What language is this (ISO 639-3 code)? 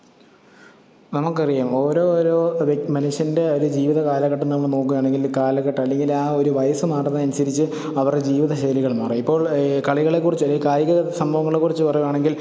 mal